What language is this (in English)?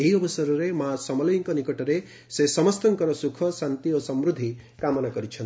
Odia